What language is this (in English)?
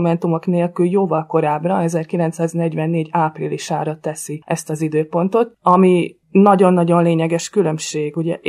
Hungarian